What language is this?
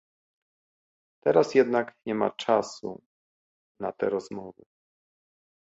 Polish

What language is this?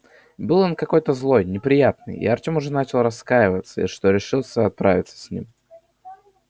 Russian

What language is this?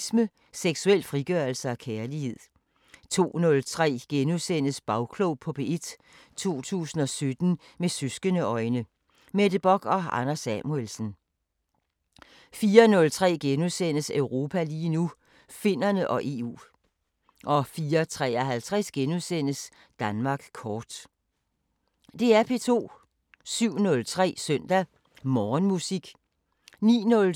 Danish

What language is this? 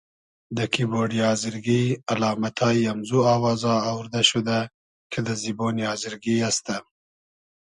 Hazaragi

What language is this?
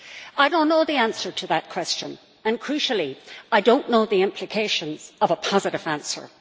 English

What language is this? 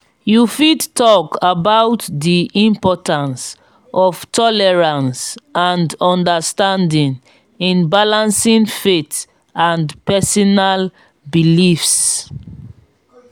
Nigerian Pidgin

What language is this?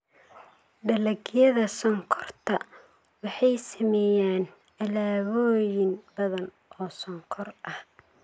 Somali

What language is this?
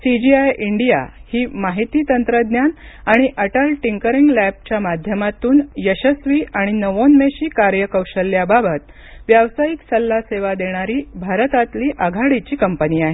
Marathi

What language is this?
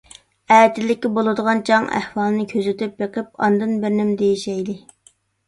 Uyghur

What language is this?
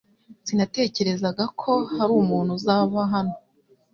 Kinyarwanda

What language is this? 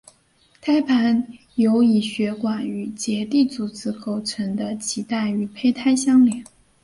Chinese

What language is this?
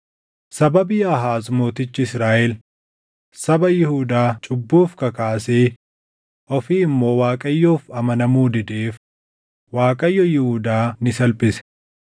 Oromo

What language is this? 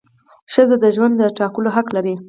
Pashto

